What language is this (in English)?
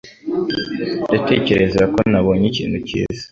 Kinyarwanda